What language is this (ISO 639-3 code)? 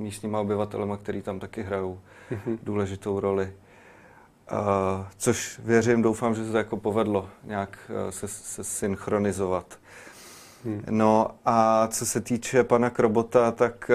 ces